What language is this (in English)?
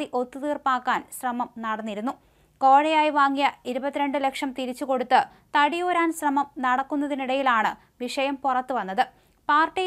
Malayalam